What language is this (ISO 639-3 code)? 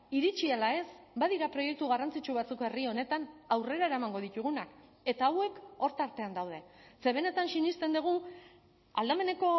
eus